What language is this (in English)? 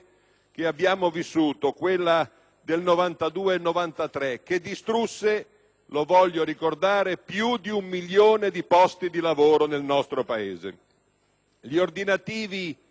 Italian